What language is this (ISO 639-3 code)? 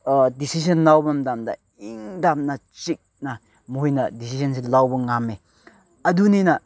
mni